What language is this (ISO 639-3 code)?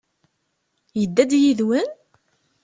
kab